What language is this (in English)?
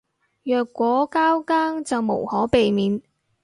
Cantonese